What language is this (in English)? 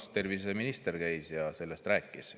Estonian